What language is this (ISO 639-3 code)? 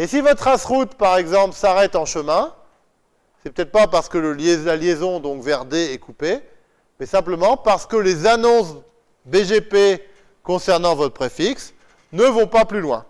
fra